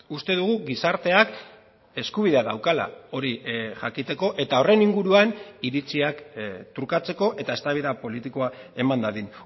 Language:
Basque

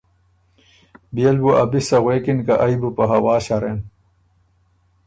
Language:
Ormuri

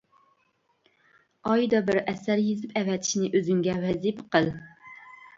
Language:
Uyghur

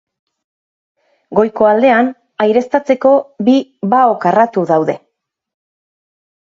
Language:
Basque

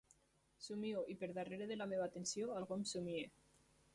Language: Catalan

